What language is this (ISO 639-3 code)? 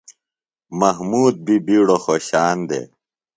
phl